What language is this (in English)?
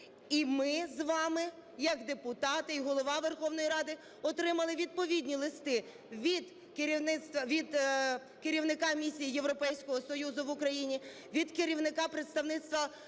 Ukrainian